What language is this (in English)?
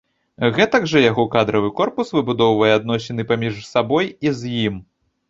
Belarusian